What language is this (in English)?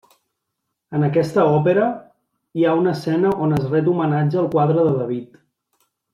Catalan